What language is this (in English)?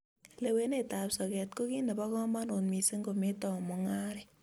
Kalenjin